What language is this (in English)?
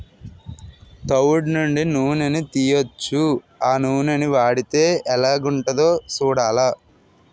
Telugu